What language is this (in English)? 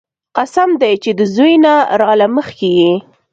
Pashto